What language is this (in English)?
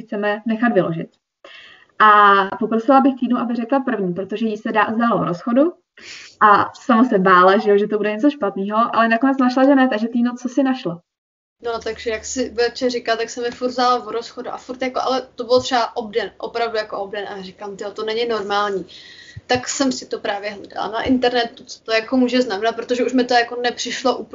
Czech